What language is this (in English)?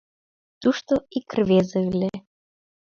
Mari